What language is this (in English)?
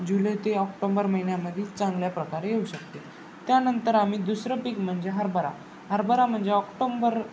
Marathi